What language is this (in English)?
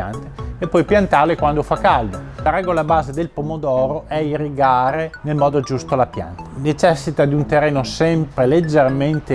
Italian